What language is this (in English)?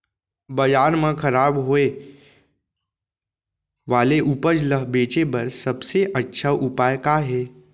Chhattisgarhi